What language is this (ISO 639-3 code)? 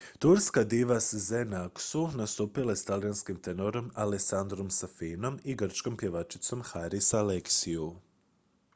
hrv